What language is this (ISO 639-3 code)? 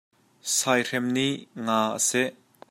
cnh